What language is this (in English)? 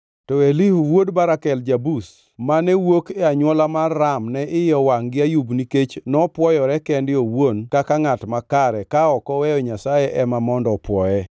Luo (Kenya and Tanzania)